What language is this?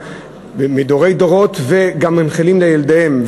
Hebrew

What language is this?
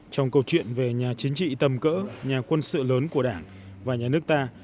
Vietnamese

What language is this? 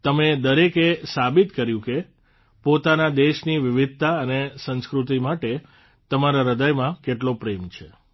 Gujarati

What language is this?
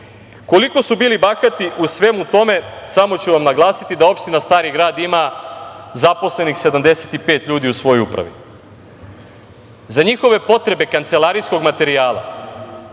Serbian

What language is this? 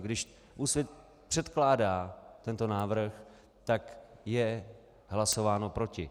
Czech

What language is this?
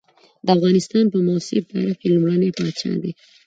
Pashto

